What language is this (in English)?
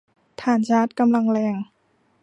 Thai